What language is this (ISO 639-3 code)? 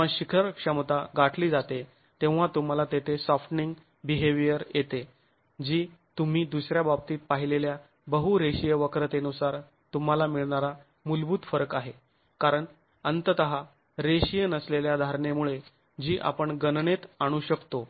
mar